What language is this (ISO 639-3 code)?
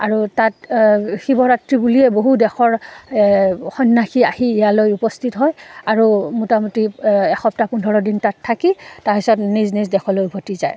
asm